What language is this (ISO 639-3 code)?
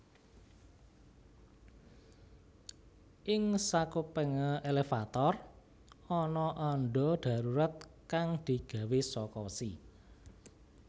jav